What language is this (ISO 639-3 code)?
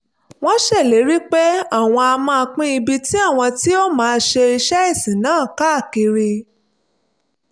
yor